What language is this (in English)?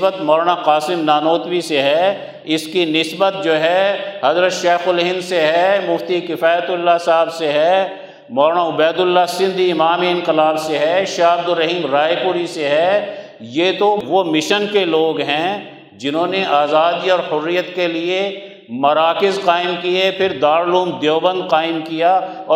Urdu